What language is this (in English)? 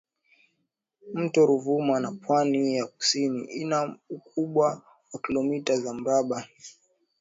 Swahili